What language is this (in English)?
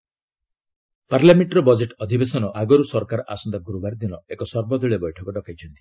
Odia